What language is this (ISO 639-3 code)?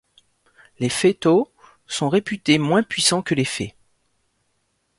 fra